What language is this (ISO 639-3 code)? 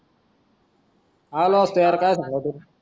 mar